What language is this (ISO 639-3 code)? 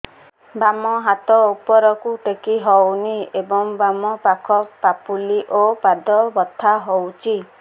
ori